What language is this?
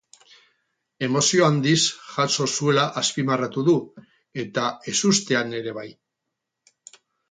Basque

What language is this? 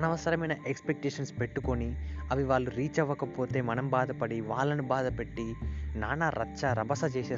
Telugu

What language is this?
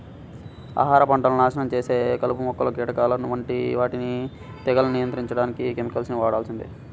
Telugu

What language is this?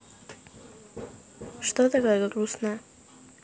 Russian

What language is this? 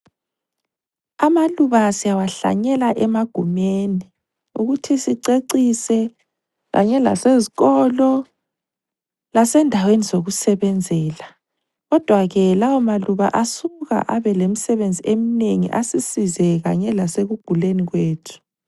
North Ndebele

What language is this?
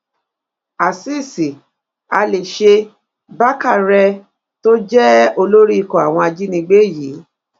Yoruba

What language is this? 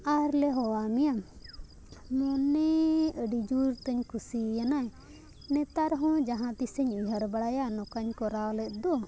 Santali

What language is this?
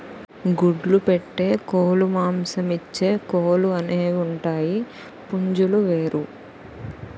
Telugu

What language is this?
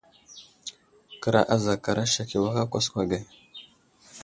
Wuzlam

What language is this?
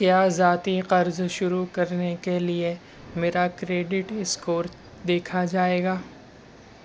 Urdu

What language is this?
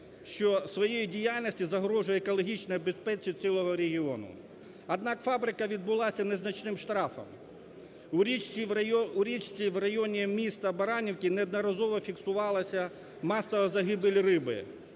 Ukrainian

